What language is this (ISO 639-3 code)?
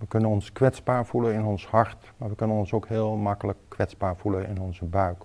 nld